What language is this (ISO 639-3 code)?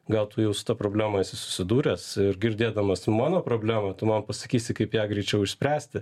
lit